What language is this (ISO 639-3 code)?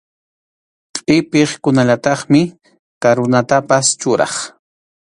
qxu